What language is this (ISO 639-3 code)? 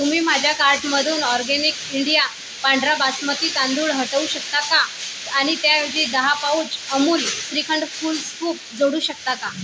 mar